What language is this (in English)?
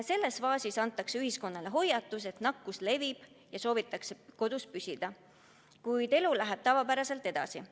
Estonian